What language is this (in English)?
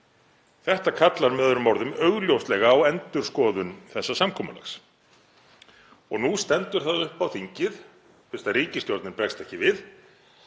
Icelandic